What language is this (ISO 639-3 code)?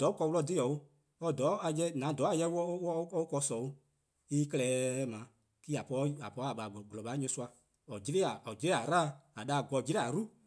kqo